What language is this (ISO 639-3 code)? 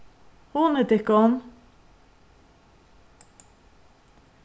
fao